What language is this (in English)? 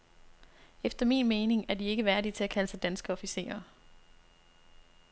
Danish